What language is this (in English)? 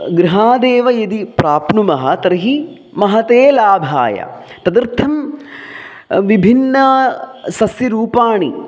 Sanskrit